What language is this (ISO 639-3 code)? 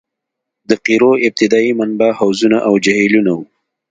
pus